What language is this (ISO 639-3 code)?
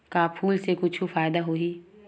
hne